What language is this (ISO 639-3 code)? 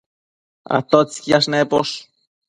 mcf